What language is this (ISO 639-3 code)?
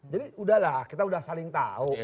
ind